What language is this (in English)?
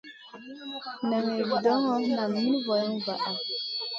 Masana